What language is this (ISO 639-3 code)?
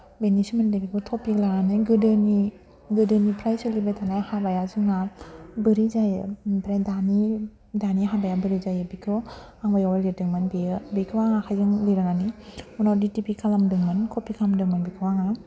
brx